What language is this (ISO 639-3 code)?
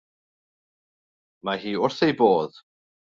cym